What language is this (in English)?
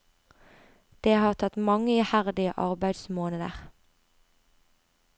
Norwegian